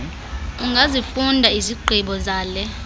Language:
Xhosa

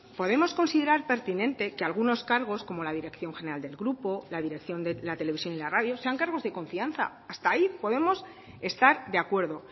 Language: Spanish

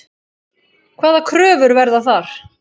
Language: Icelandic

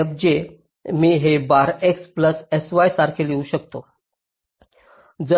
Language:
Marathi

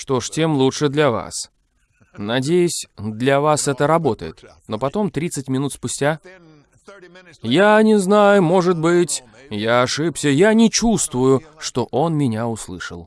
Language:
Russian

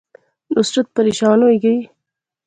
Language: Pahari-Potwari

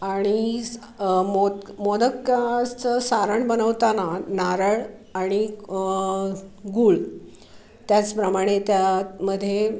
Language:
Marathi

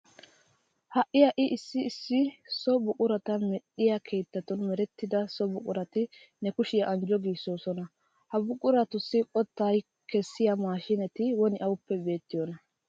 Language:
Wolaytta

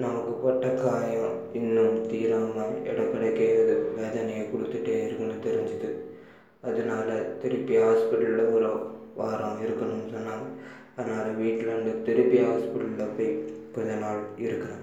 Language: Tamil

